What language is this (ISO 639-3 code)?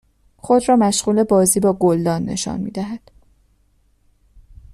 fas